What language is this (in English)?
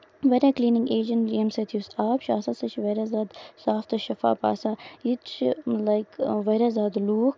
Kashmiri